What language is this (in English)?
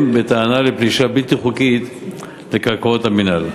Hebrew